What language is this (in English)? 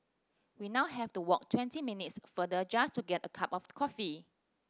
English